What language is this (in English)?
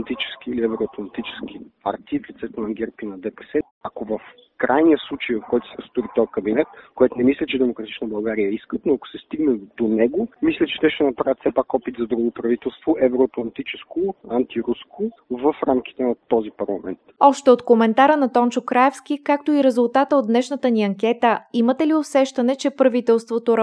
Bulgarian